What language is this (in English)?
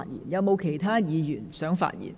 Cantonese